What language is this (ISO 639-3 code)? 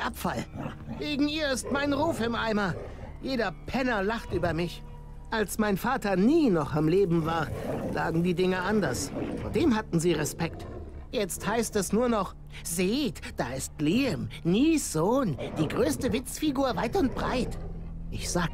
deu